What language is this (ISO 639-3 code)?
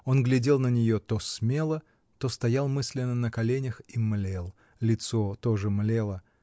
rus